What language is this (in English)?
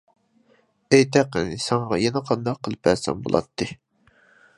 Uyghur